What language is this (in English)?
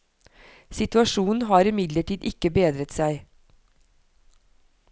Norwegian